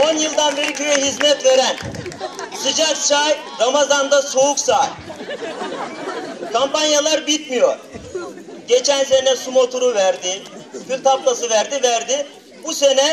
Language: Turkish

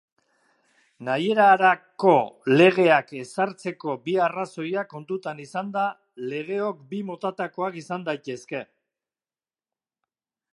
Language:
Basque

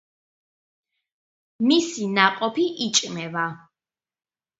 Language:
Georgian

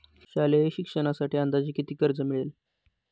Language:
Marathi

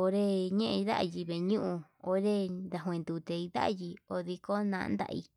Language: Yutanduchi Mixtec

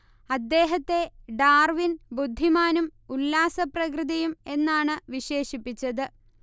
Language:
Malayalam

